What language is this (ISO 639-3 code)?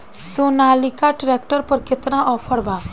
bho